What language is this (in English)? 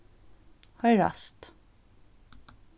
Faroese